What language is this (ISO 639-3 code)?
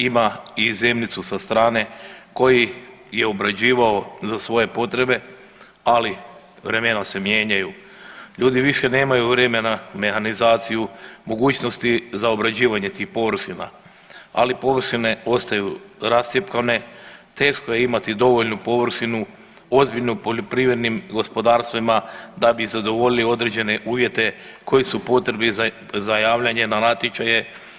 hrv